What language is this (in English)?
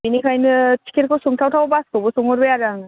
Bodo